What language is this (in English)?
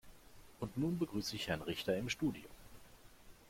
German